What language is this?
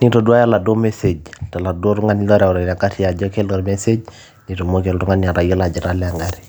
Masai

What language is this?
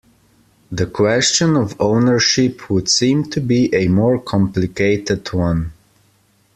English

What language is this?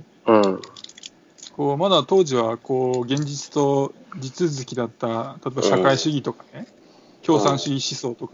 Japanese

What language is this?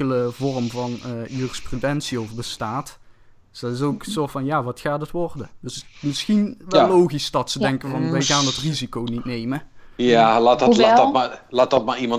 Dutch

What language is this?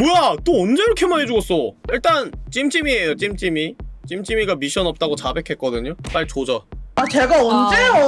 Korean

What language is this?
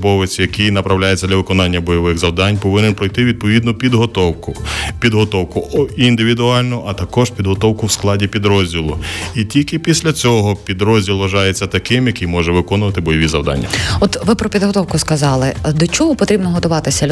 Ukrainian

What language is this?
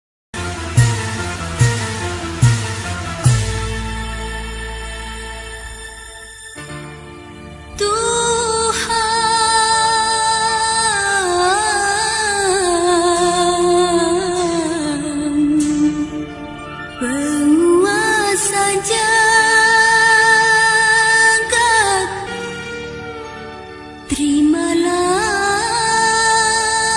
Indonesian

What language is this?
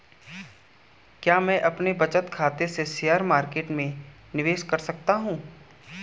Hindi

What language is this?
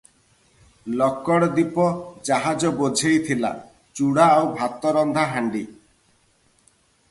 Odia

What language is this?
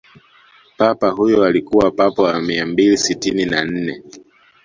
Swahili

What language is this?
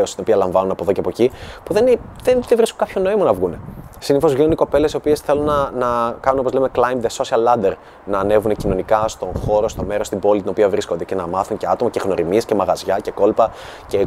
Greek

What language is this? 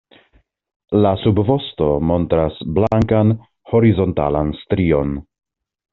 Esperanto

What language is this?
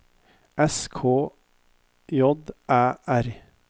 Norwegian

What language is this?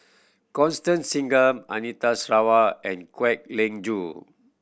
English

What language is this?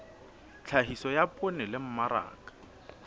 Southern Sotho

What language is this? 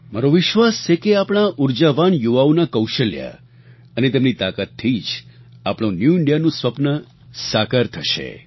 Gujarati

